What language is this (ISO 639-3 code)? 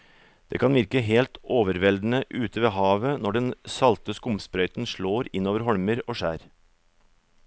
nor